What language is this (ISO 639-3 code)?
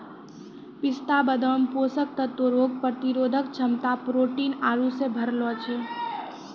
mai